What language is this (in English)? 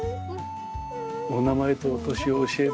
Japanese